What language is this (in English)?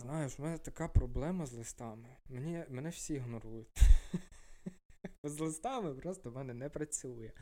Ukrainian